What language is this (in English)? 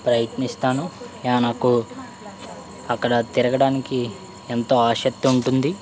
Telugu